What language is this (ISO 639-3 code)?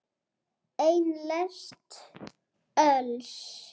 isl